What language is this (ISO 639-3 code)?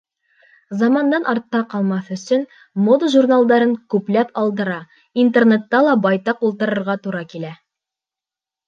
bak